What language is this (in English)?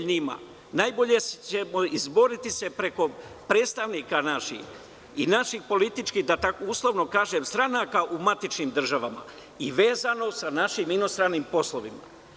Serbian